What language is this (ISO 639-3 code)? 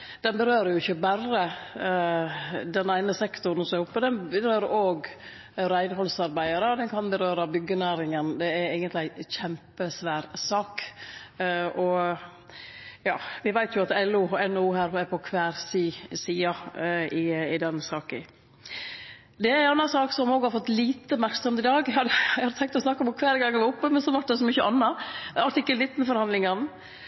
nno